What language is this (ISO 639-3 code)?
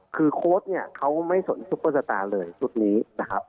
tha